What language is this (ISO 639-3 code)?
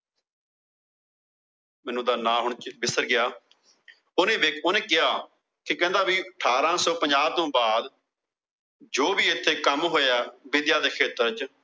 pan